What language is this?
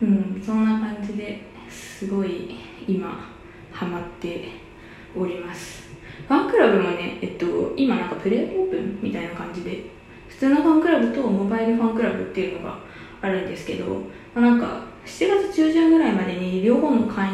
Japanese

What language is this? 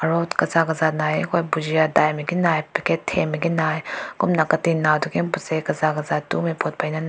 Rongmei Naga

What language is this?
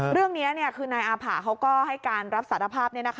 Thai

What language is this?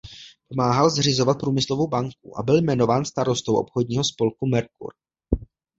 Czech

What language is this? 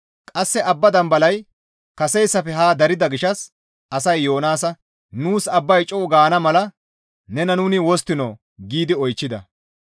Gamo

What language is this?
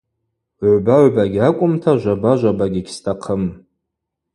Abaza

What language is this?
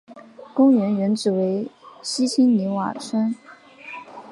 Chinese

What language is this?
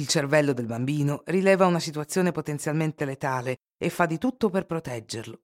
Italian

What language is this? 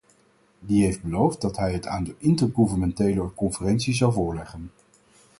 Dutch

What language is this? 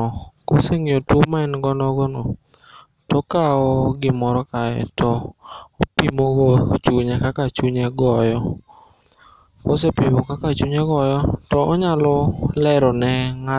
Luo (Kenya and Tanzania)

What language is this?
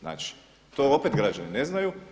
Croatian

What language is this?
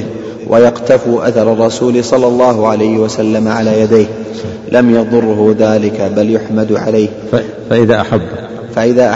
Arabic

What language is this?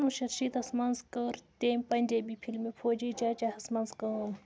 Kashmiri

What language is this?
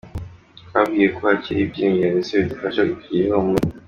Kinyarwanda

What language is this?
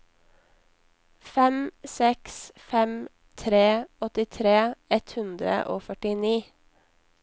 Norwegian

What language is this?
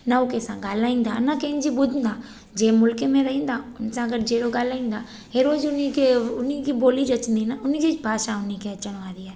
Sindhi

